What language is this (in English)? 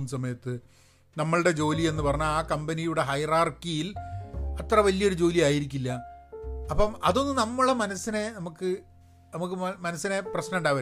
Malayalam